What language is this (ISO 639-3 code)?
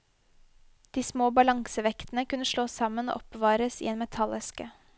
nor